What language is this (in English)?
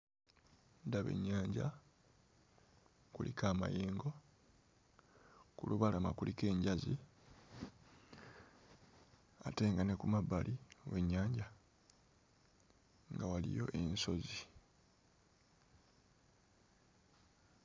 Ganda